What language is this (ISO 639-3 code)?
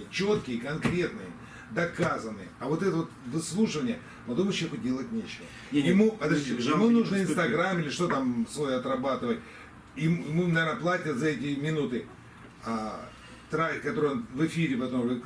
rus